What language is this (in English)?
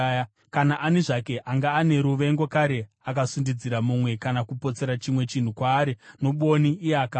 Shona